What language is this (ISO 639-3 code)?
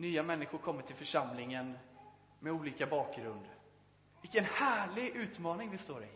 swe